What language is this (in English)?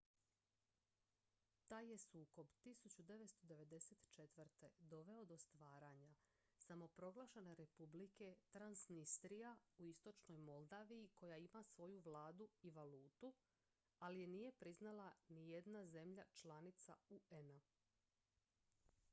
Croatian